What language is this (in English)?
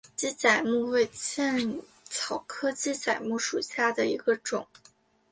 Chinese